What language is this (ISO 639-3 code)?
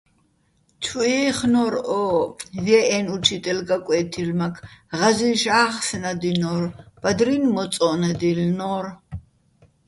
bbl